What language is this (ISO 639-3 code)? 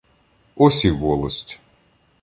ukr